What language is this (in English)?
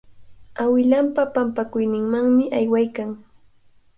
Cajatambo North Lima Quechua